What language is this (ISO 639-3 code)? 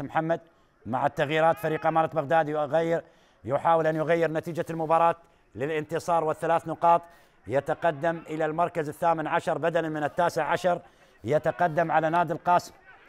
ara